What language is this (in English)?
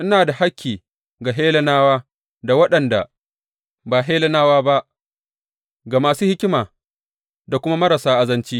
Hausa